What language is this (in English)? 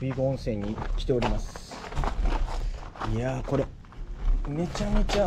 Japanese